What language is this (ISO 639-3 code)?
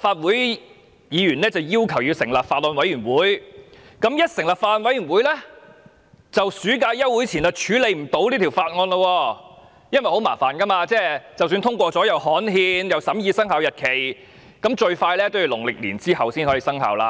yue